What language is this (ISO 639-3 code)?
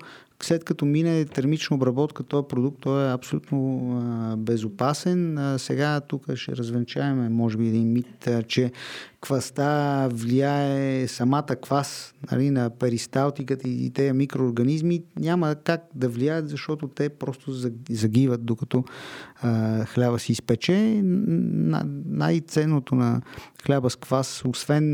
bul